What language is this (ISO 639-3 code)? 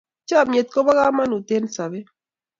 kln